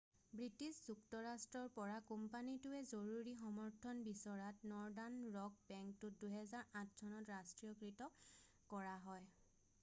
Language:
Assamese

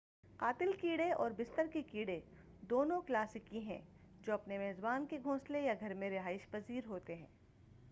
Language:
Urdu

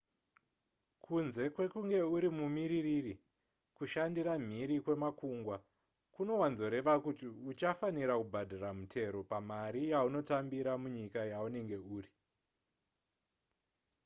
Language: Shona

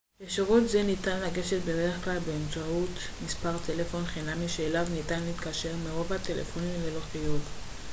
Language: Hebrew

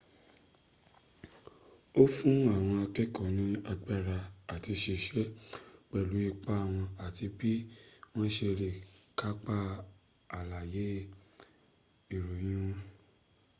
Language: Yoruba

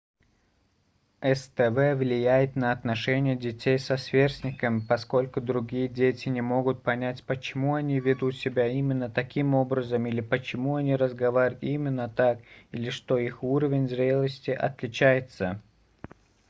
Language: Russian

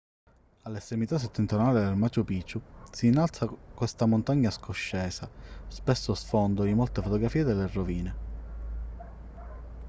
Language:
Italian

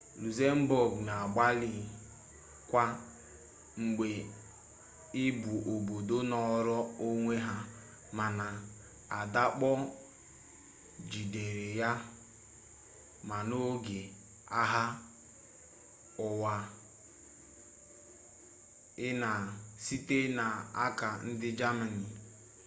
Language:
Igbo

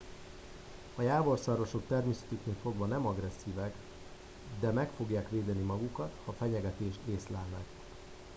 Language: Hungarian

